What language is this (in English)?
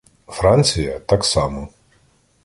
Ukrainian